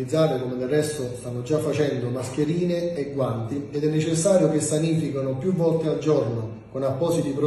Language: Italian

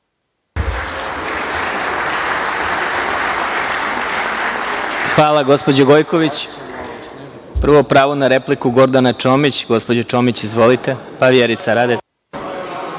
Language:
Serbian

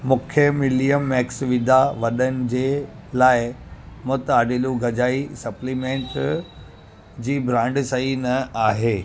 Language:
Sindhi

